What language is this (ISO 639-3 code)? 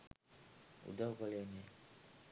sin